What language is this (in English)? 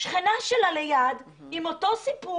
Hebrew